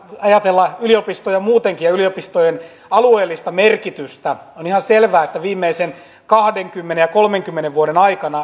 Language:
Finnish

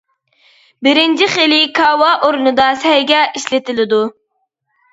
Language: Uyghur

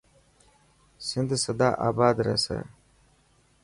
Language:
Dhatki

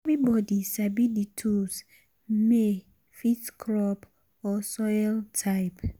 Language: Nigerian Pidgin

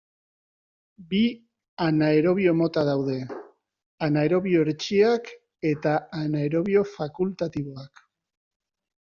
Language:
Basque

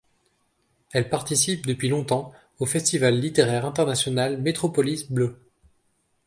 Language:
French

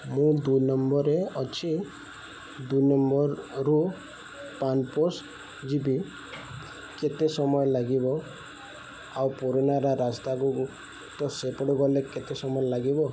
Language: Odia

